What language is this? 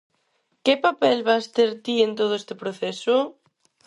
Galician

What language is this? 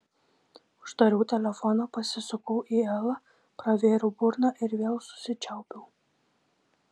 Lithuanian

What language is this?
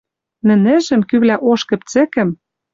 Western Mari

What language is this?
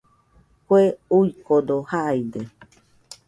Nüpode Huitoto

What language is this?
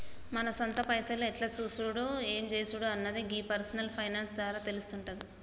Telugu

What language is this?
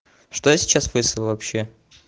Russian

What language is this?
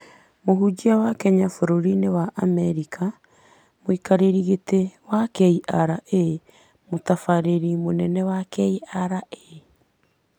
Kikuyu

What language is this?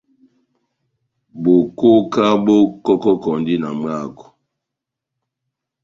Batanga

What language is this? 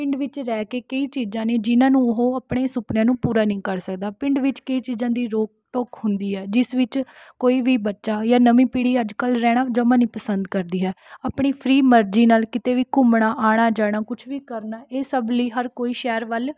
Punjabi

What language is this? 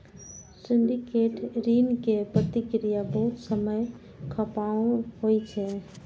Maithili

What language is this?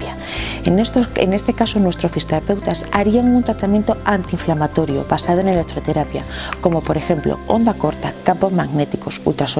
Spanish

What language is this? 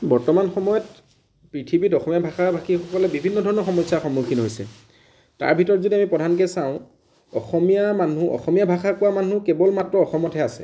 Assamese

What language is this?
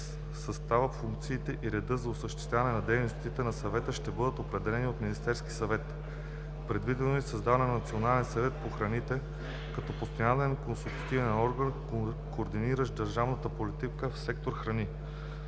Bulgarian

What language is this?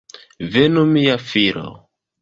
Esperanto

